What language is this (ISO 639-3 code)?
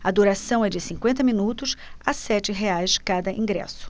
por